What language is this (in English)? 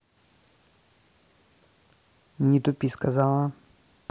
Russian